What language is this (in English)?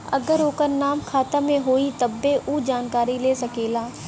Bhojpuri